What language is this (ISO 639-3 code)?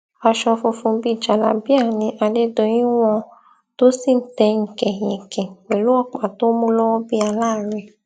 yor